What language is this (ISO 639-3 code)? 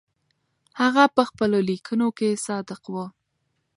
pus